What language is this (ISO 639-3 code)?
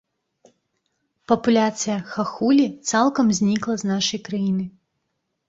bel